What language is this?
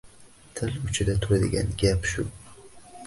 Uzbek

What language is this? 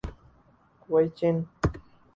Urdu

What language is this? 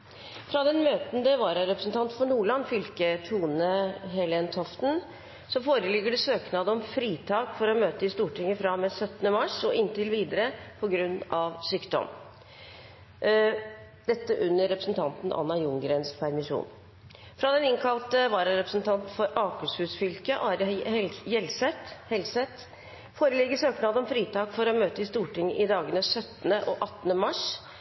Norwegian Bokmål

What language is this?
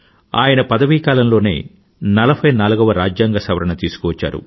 Telugu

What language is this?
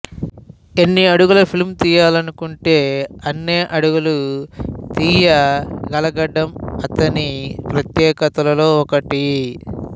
Telugu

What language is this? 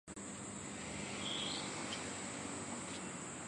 Chinese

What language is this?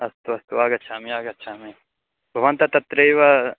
Sanskrit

